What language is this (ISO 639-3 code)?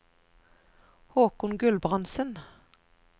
nor